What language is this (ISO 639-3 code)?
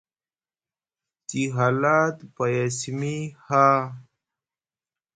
mug